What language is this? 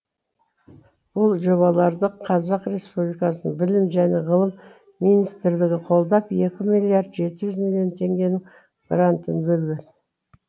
Kazakh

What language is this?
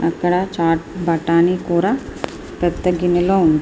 Telugu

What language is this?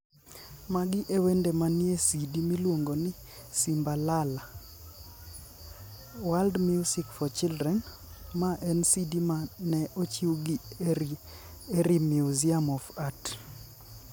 Luo (Kenya and Tanzania)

